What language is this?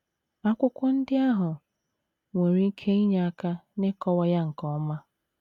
Igbo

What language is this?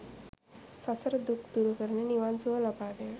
Sinhala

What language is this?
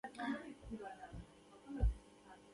Pashto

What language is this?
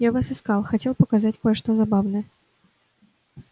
Russian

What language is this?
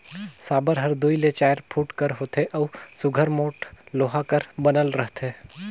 Chhattisgarhi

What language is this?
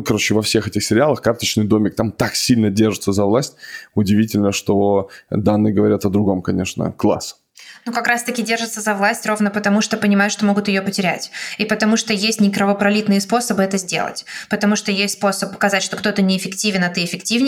Russian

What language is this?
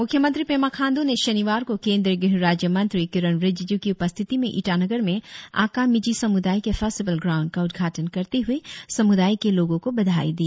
Hindi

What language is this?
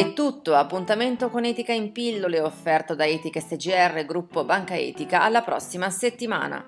Italian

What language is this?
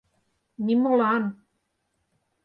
Mari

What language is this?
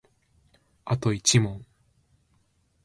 Japanese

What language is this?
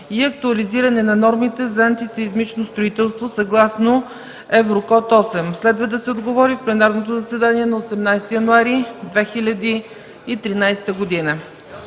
Bulgarian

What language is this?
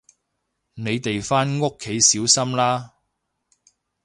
Cantonese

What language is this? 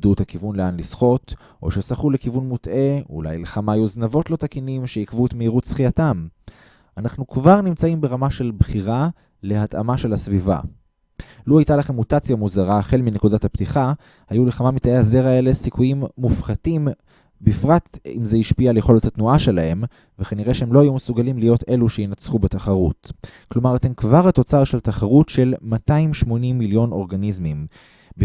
Hebrew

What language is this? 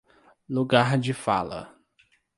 Portuguese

